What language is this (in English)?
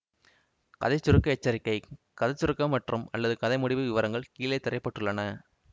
Tamil